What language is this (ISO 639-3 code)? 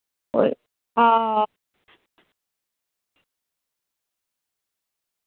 doi